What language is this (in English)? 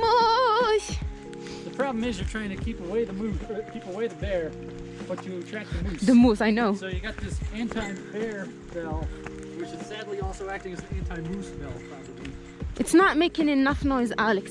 English